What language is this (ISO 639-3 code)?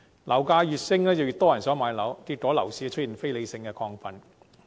yue